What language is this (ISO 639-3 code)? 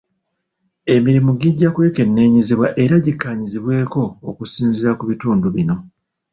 lug